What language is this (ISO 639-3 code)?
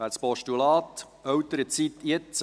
gsw